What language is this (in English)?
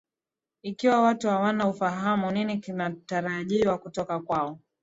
Swahili